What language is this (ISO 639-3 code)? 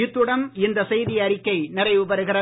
tam